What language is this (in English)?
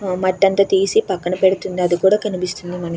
Telugu